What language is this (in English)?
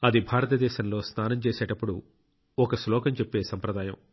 Telugu